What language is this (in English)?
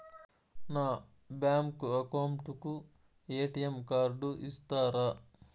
Telugu